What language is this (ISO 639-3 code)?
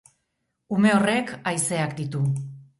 eus